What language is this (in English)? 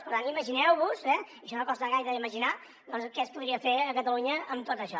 Catalan